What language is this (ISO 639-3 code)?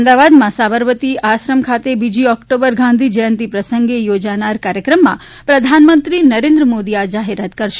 guj